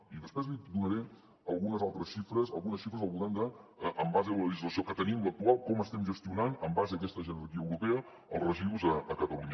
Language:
Catalan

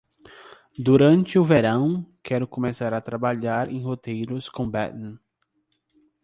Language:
Portuguese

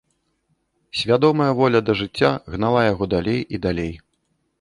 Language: Belarusian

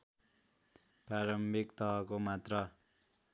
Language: Nepali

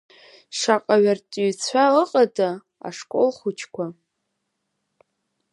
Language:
Abkhazian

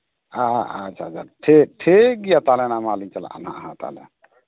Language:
Santali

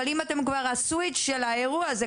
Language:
Hebrew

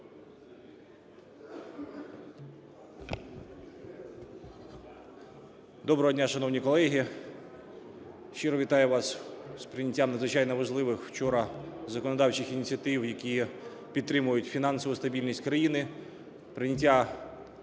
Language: Ukrainian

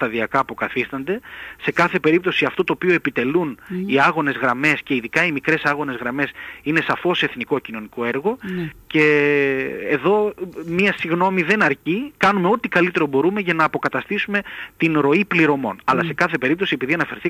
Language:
Greek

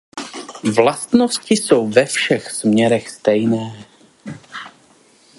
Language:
Czech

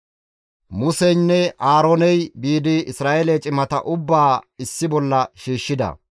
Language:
Gamo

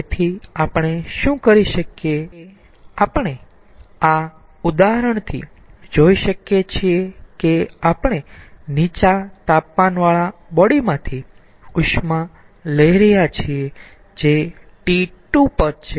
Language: Gujarati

